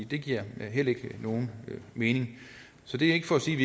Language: Danish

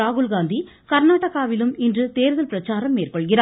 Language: Tamil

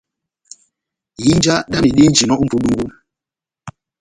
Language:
Batanga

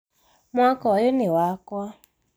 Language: Kikuyu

